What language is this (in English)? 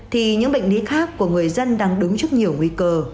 Vietnamese